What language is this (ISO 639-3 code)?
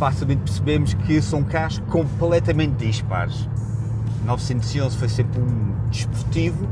por